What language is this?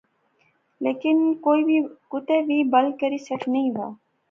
Pahari-Potwari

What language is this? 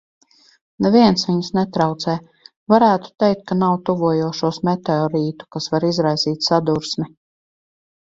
Latvian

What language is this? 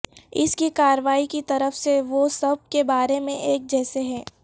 Urdu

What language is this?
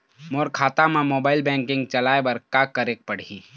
Chhattisgarhi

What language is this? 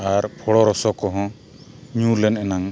Santali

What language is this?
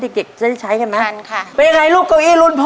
Thai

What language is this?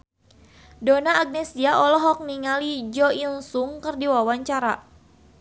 Sundanese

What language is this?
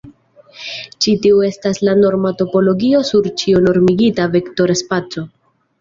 Esperanto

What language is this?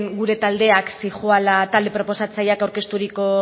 Basque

